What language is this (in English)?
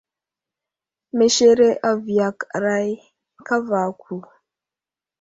Wuzlam